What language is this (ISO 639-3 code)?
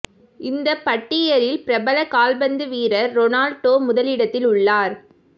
tam